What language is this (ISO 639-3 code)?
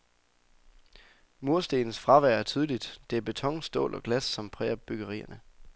dan